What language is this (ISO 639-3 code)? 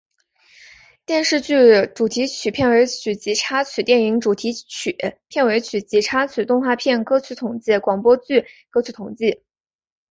zho